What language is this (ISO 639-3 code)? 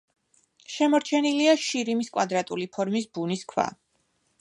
kat